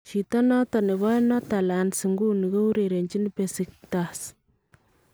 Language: Kalenjin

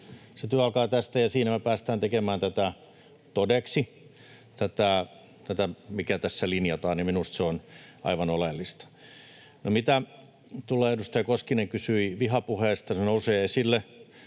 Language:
Finnish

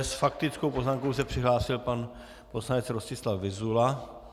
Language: Czech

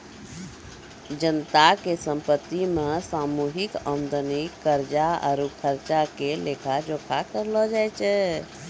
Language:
Maithili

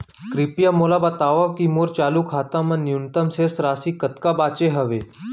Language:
Chhattisgarhi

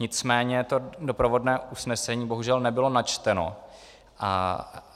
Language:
Czech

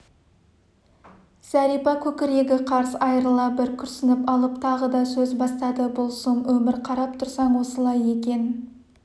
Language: Kazakh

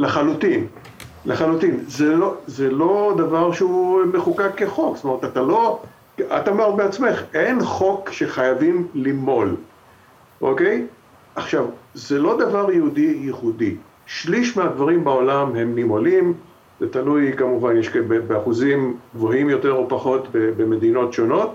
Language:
Hebrew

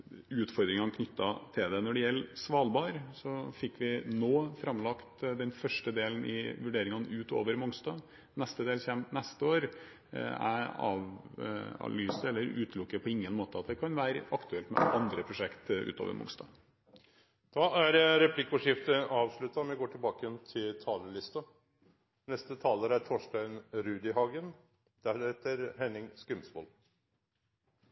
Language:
Norwegian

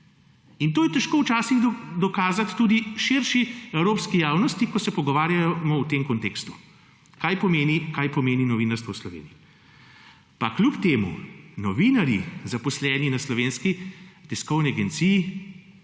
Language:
Slovenian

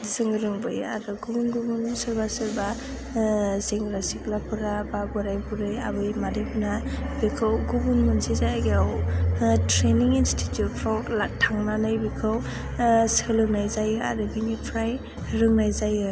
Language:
Bodo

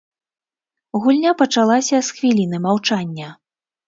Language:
Belarusian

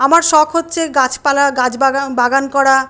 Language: Bangla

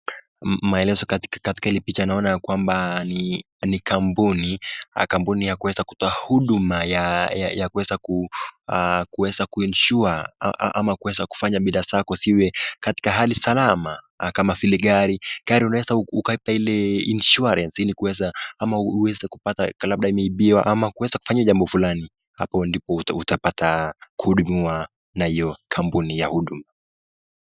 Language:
Swahili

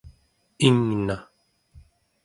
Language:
Central Yupik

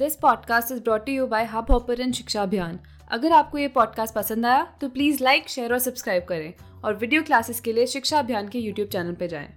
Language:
Hindi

